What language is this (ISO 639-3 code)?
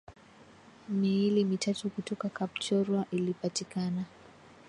swa